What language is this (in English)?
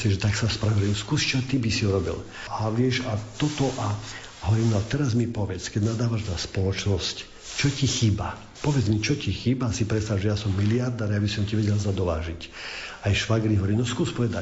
Slovak